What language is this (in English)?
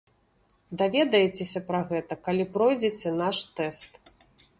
Belarusian